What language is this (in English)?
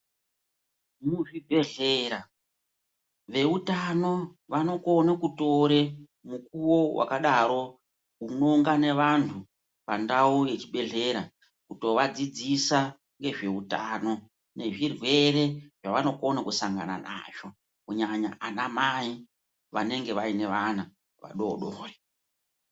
Ndau